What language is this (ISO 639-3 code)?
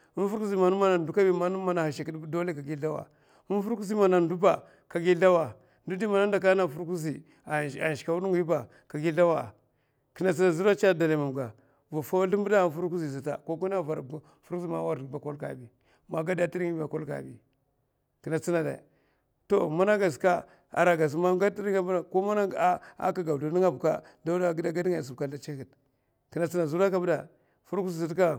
maf